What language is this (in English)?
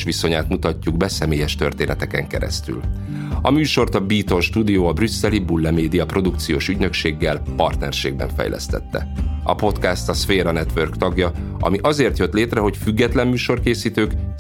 Hungarian